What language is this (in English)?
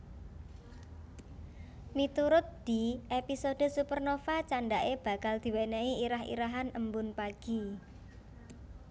Javanese